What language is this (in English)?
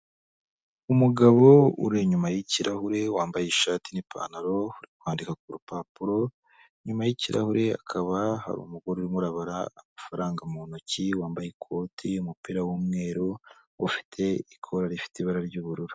Kinyarwanda